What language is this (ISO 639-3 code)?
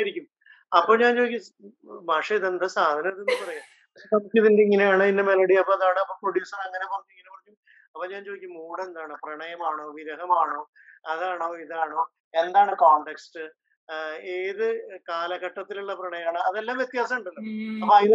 mal